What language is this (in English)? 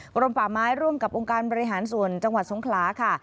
Thai